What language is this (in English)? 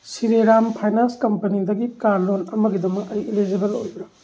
Manipuri